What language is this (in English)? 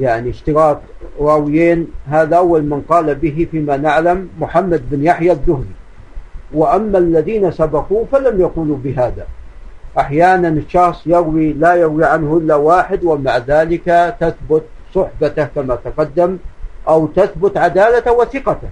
Arabic